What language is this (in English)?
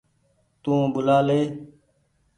Goaria